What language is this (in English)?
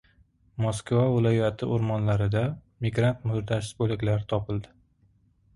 Uzbek